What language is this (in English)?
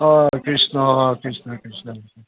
Assamese